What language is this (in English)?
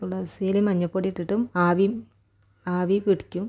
Malayalam